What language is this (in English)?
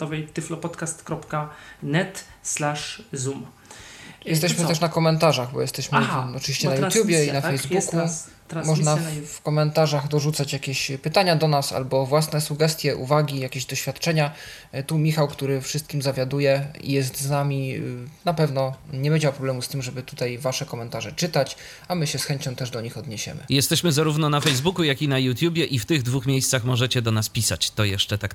Polish